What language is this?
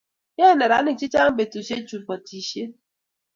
Kalenjin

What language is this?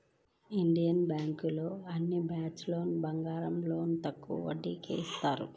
Telugu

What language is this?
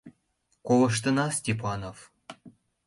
Mari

